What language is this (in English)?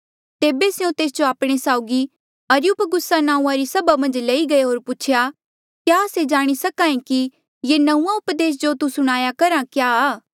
Mandeali